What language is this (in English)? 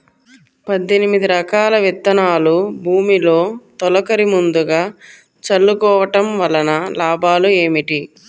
Telugu